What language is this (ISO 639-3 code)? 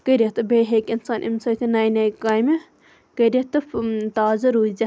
kas